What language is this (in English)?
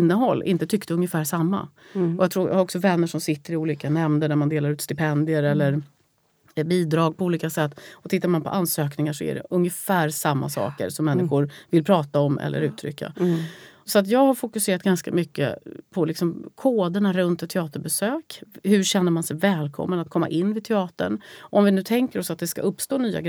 Swedish